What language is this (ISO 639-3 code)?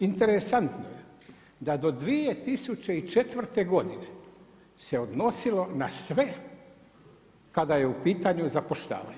hrv